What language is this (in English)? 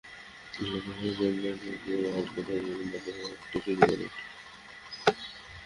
Bangla